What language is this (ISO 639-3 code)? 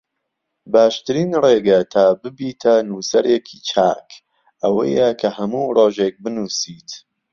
ckb